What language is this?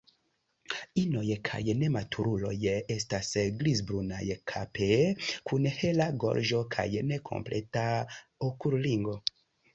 Esperanto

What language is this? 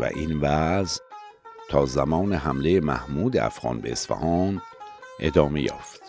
Persian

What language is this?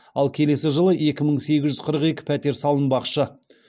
Kazakh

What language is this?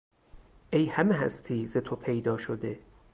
Persian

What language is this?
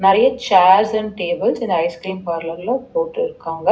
Tamil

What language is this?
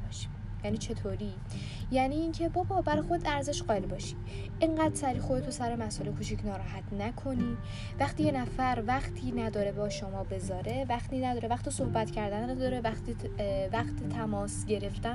Persian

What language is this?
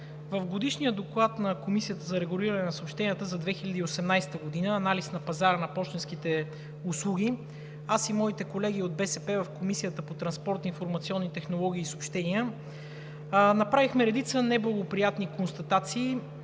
Bulgarian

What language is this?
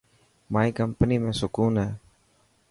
Dhatki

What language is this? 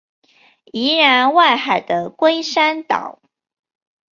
Chinese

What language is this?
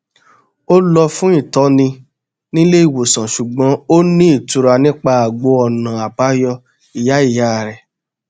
Yoruba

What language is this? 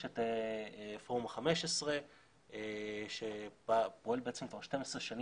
Hebrew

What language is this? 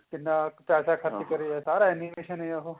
Punjabi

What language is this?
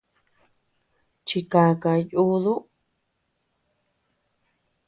Tepeuxila Cuicatec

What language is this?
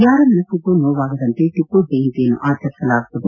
Kannada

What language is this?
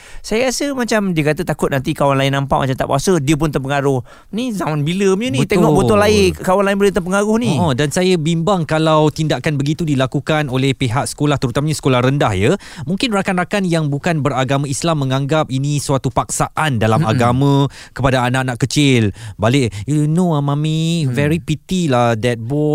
Malay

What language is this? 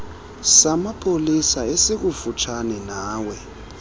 Xhosa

